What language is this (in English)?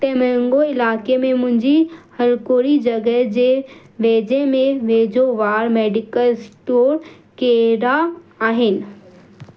Sindhi